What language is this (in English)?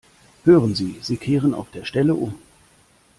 German